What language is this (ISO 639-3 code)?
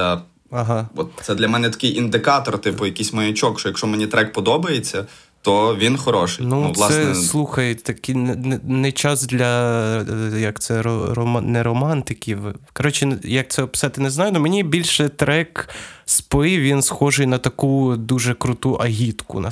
ukr